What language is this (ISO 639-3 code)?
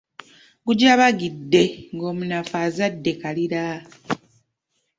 lug